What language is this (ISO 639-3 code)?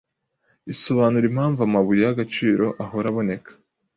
kin